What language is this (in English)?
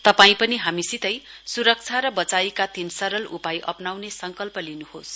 Nepali